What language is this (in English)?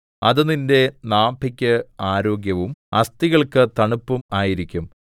Malayalam